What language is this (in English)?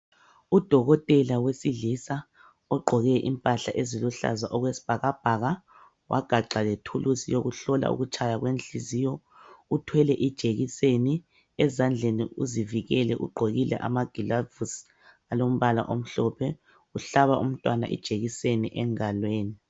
North Ndebele